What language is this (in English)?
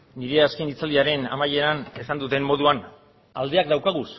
Basque